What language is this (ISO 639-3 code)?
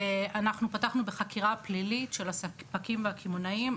heb